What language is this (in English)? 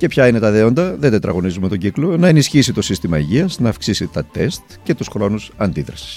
Greek